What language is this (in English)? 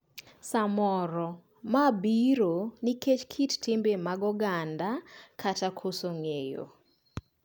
Luo (Kenya and Tanzania)